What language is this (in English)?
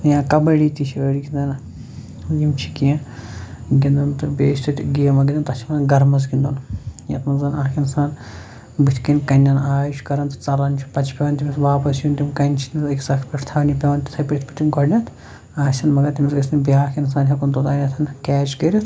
Kashmiri